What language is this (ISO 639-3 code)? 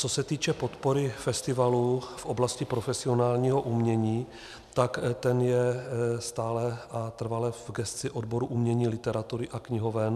ces